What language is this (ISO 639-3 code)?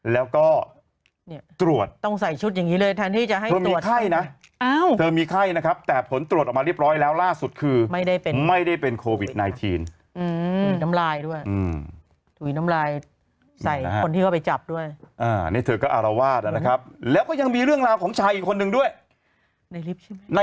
tha